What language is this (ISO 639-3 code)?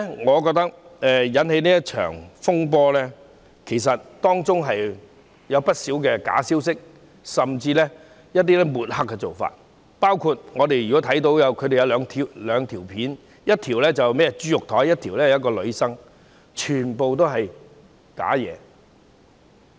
yue